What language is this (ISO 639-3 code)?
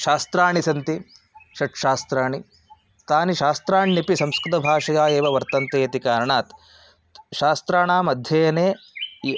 san